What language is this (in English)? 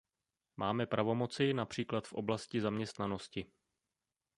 Czech